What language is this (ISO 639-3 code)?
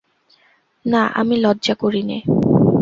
ben